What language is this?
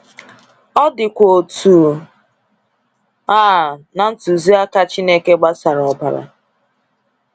Igbo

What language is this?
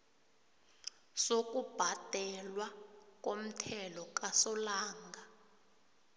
South Ndebele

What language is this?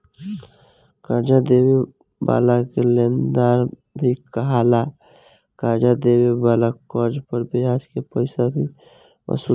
Bhojpuri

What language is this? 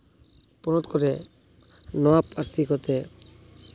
Santali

